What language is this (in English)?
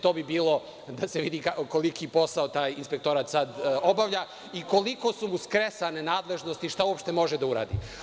Serbian